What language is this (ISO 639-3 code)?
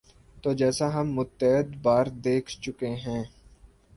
urd